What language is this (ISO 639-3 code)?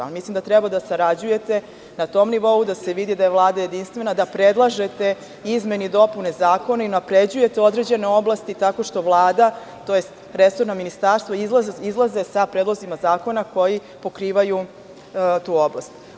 srp